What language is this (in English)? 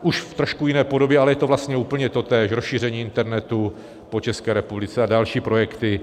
Czech